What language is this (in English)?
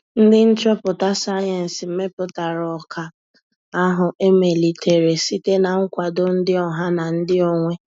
Igbo